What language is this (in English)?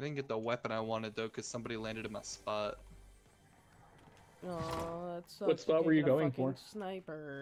English